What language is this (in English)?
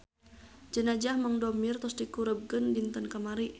Sundanese